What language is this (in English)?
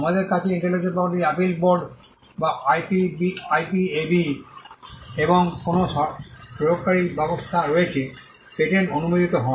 Bangla